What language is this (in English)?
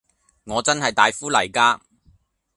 Cantonese